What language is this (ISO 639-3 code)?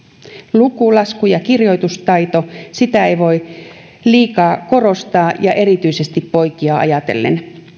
fin